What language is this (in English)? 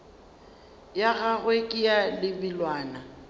Northern Sotho